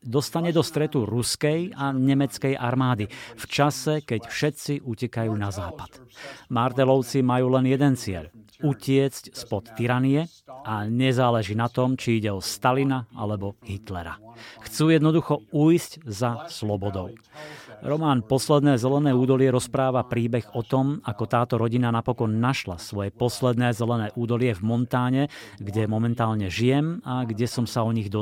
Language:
Slovak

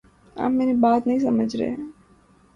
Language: Urdu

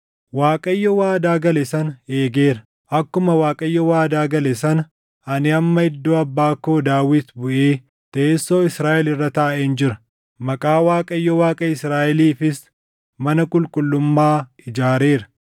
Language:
Oromo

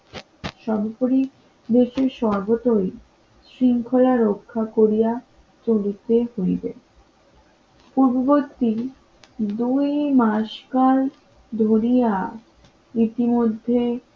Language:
Bangla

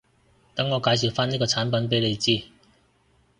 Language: Cantonese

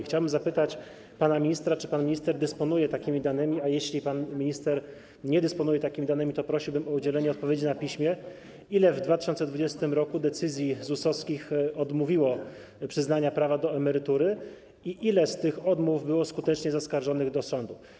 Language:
Polish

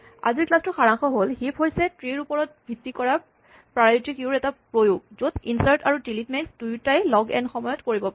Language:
Assamese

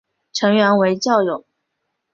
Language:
Chinese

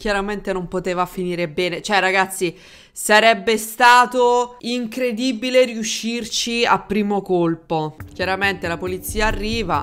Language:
Italian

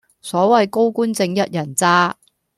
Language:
Cantonese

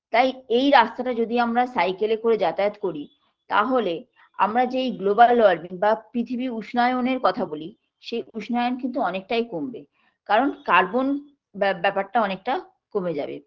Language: Bangla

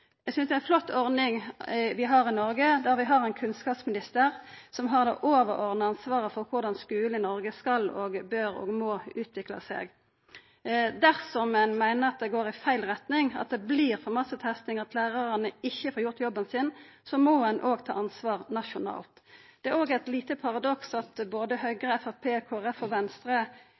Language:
Norwegian Nynorsk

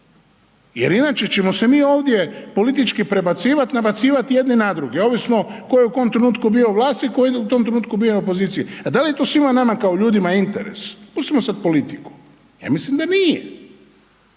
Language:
Croatian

